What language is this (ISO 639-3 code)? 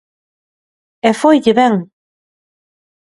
glg